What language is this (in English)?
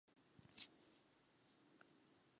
Chinese